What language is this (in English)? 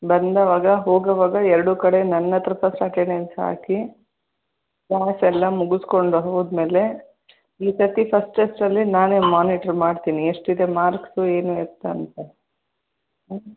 Kannada